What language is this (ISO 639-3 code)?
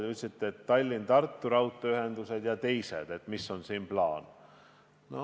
est